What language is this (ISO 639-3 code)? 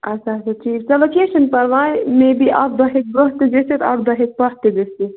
kas